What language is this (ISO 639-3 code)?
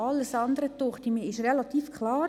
gsw